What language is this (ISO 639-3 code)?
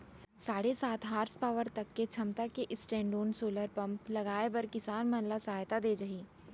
hne